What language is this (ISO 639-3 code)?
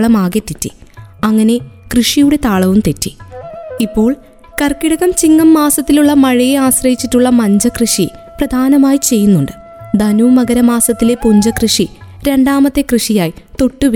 mal